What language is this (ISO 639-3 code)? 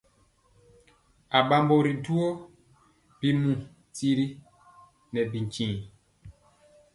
mcx